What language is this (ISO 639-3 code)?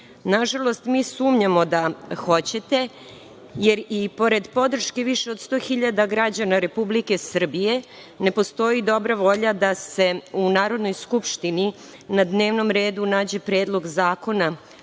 srp